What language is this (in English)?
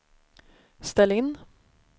Swedish